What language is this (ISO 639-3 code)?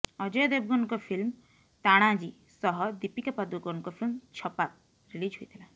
ori